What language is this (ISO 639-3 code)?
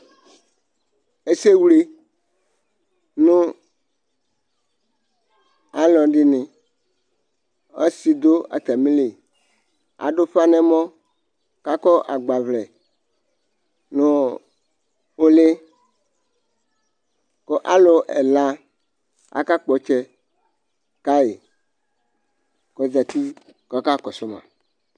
kpo